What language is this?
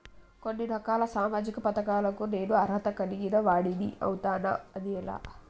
Telugu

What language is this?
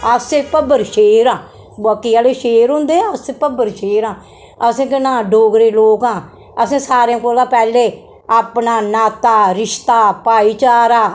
Dogri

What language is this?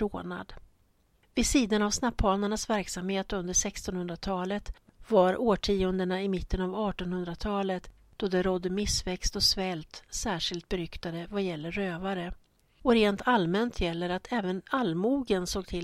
Swedish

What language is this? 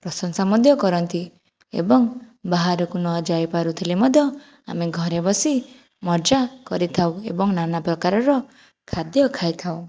Odia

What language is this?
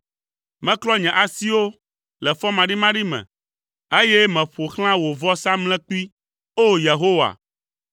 Ewe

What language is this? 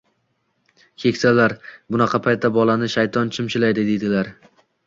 Uzbek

